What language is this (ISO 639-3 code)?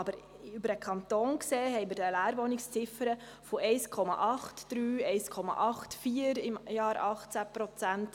gsw